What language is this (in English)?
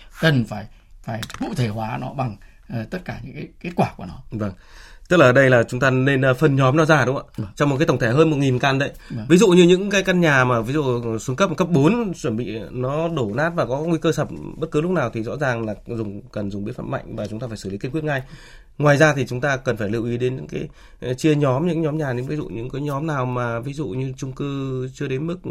Vietnamese